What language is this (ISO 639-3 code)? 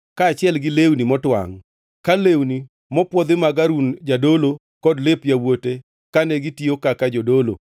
luo